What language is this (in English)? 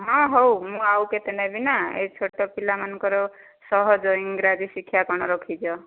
Odia